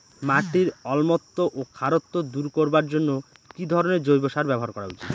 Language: Bangla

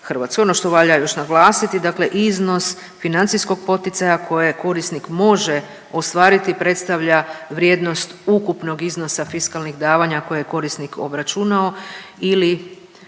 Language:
Croatian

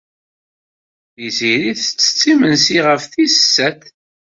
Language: Kabyle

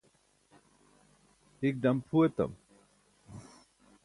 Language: Burushaski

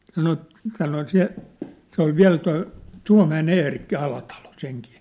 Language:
Finnish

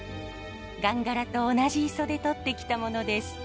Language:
Japanese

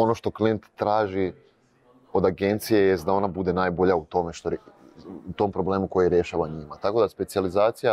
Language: Croatian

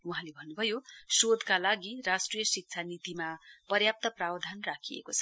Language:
Nepali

